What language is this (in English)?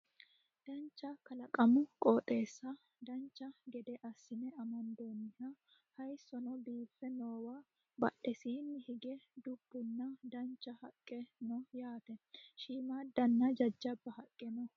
Sidamo